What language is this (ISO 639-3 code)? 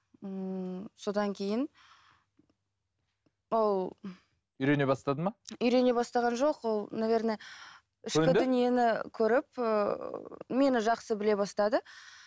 kaz